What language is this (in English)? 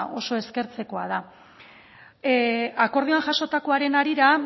Basque